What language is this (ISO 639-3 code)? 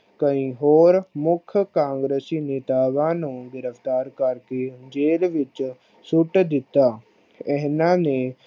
pan